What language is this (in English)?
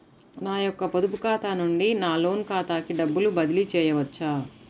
Telugu